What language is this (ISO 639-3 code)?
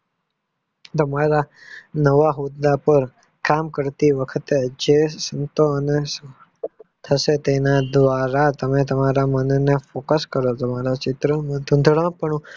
guj